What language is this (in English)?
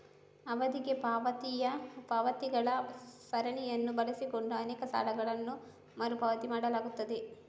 Kannada